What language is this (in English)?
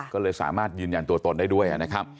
Thai